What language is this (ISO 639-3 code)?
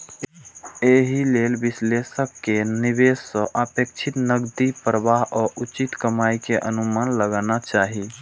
mai